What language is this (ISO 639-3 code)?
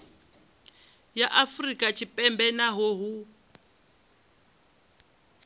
ven